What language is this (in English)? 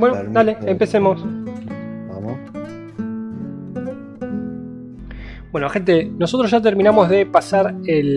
Spanish